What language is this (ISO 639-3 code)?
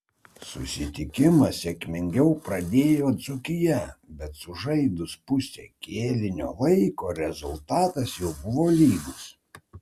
lit